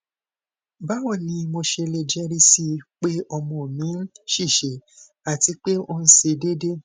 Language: Yoruba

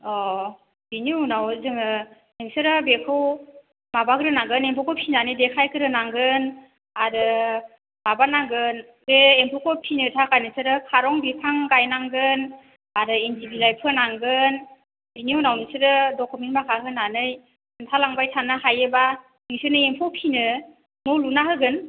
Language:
Bodo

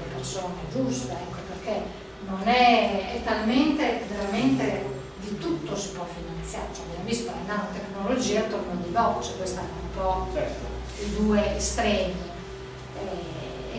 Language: Italian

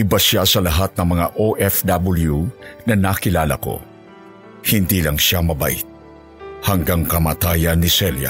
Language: Filipino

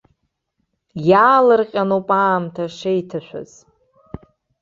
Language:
Abkhazian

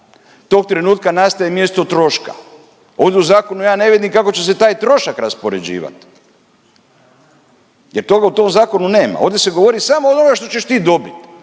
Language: Croatian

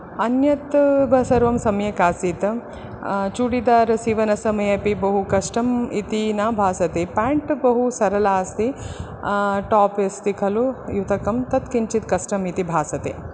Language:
Sanskrit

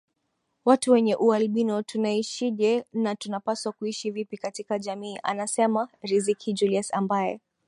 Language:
Swahili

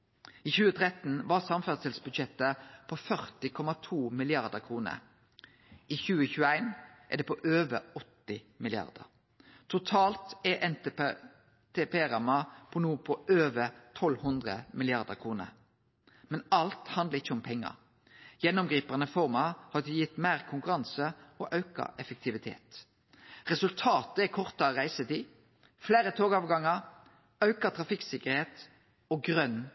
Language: Norwegian Nynorsk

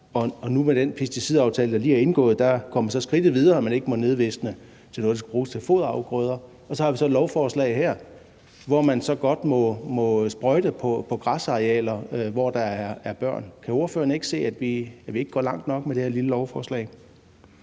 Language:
Danish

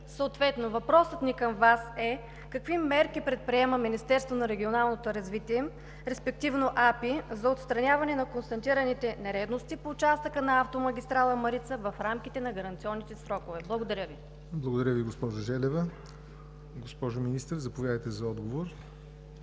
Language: Bulgarian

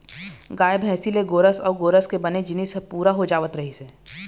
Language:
Chhattisgarhi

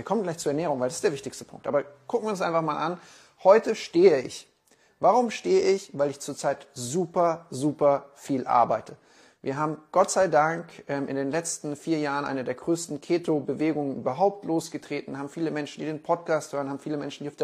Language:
German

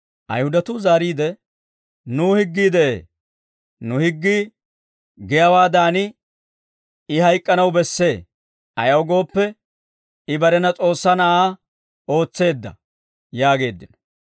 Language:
Dawro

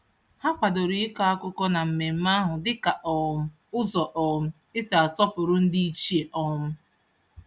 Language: Igbo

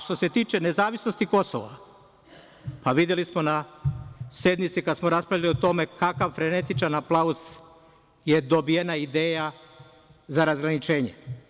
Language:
Serbian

